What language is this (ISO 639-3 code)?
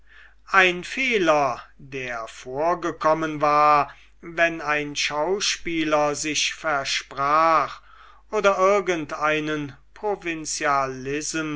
deu